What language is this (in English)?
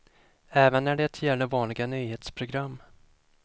Swedish